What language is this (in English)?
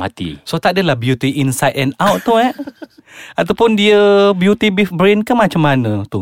Malay